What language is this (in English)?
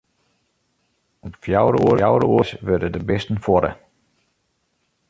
Western Frisian